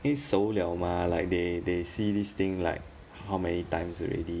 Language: English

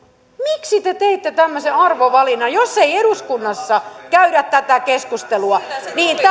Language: Finnish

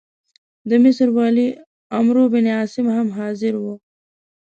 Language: Pashto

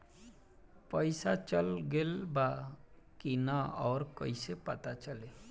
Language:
Bhojpuri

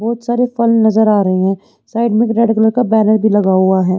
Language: Hindi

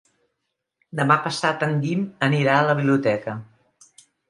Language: Catalan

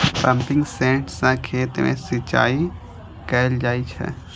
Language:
Maithili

